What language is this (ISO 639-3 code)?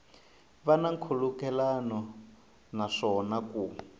tso